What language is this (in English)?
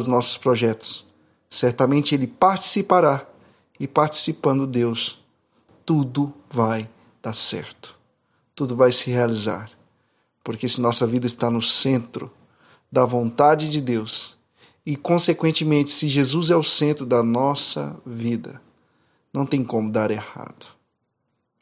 Portuguese